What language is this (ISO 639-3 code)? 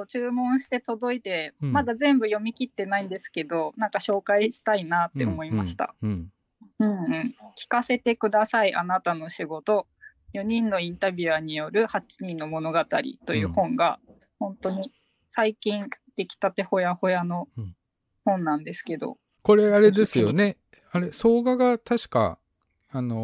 jpn